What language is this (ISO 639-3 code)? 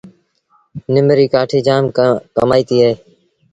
sbn